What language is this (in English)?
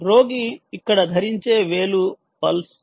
Telugu